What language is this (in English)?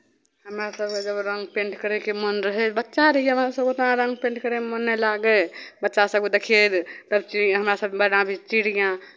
Maithili